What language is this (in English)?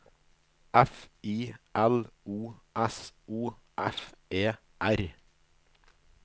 Norwegian